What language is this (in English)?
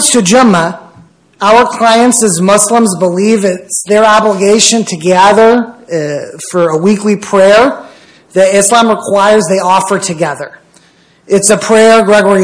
English